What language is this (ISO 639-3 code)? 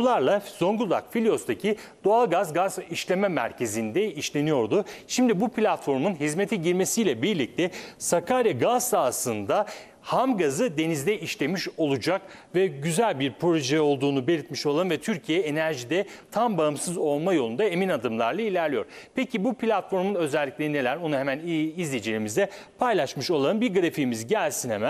tur